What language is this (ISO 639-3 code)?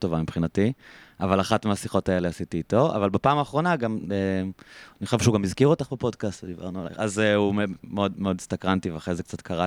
heb